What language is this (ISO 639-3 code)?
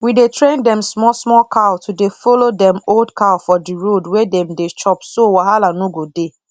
pcm